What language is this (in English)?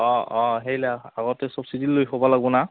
Assamese